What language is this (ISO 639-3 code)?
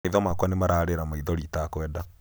kik